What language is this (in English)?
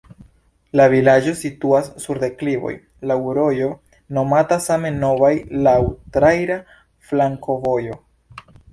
Esperanto